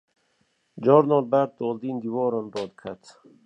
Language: Kurdish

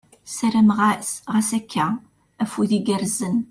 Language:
Kabyle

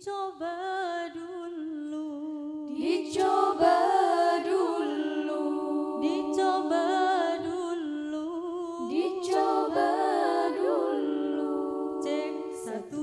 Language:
Indonesian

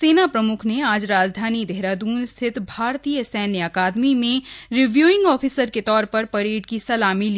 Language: Hindi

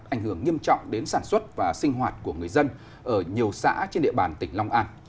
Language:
Vietnamese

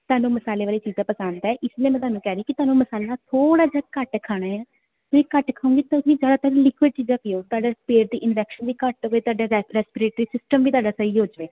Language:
Punjabi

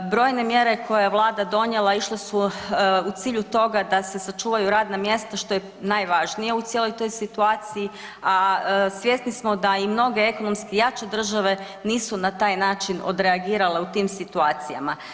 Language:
Croatian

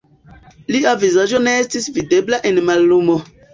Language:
Esperanto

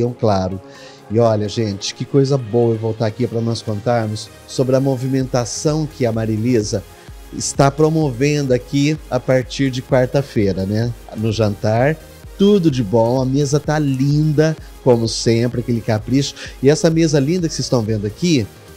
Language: Portuguese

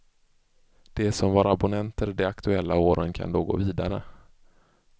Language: Swedish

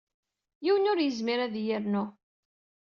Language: Kabyle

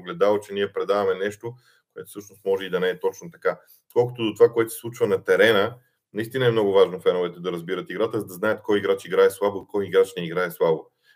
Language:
Bulgarian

